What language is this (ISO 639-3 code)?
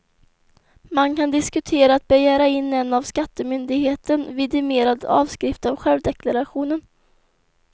swe